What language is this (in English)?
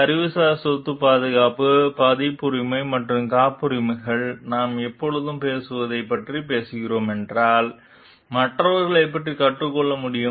Tamil